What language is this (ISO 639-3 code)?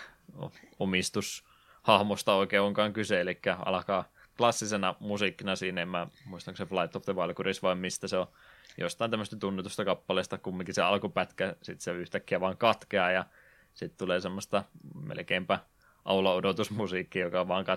fin